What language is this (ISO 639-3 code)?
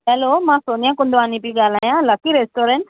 snd